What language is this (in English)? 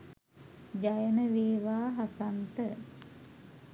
Sinhala